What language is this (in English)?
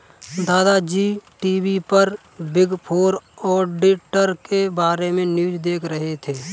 Hindi